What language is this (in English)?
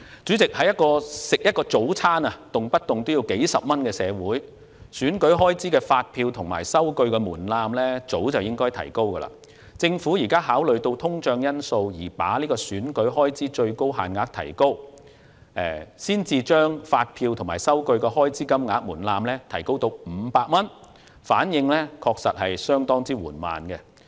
Cantonese